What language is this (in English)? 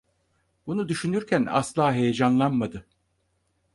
Turkish